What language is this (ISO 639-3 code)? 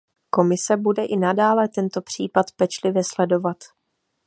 ces